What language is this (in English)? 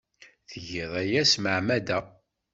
Kabyle